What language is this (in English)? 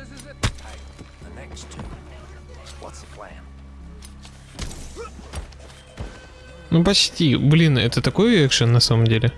Russian